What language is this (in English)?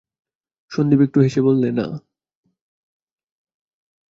Bangla